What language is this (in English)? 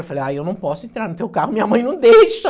Portuguese